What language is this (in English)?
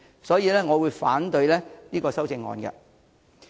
Cantonese